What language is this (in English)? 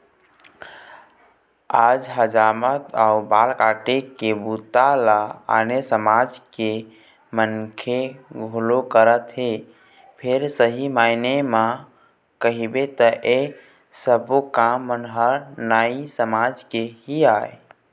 Chhattisgarhi